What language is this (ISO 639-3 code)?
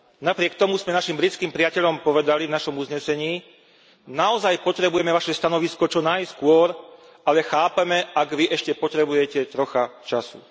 slk